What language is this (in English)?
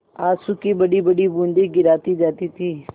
Hindi